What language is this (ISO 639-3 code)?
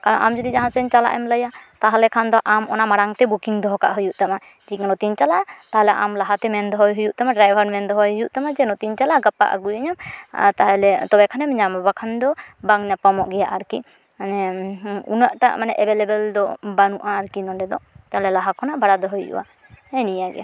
sat